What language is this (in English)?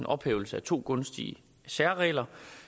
Danish